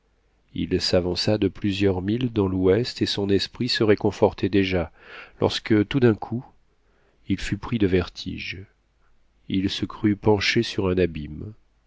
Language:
French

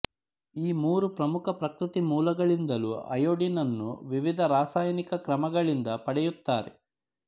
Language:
Kannada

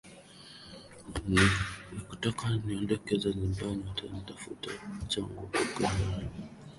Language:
Swahili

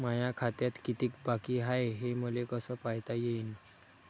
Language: Marathi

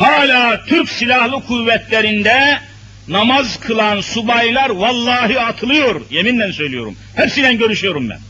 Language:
Turkish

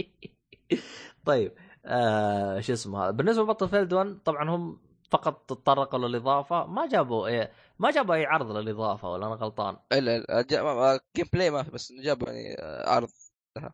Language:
Arabic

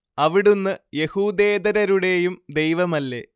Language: Malayalam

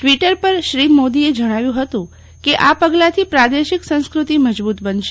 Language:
Gujarati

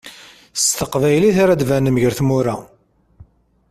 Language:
Kabyle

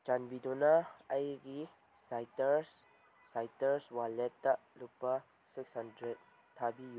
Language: Manipuri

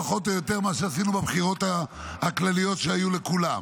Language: Hebrew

